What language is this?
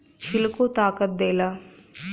Bhojpuri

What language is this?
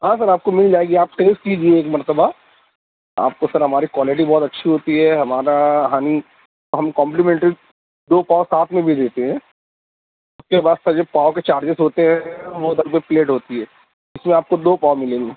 Urdu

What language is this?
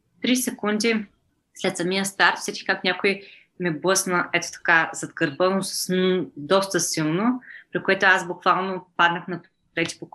Bulgarian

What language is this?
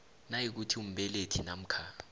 South Ndebele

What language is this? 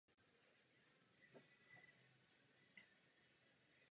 Czech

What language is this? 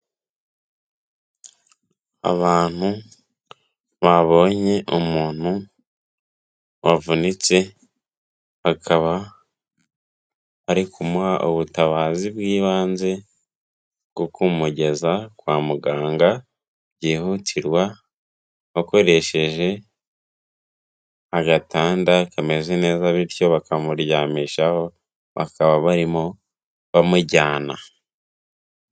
Kinyarwanda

